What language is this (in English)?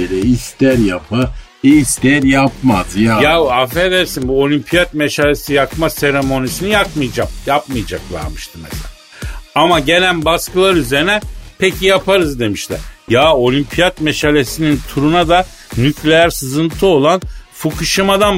Turkish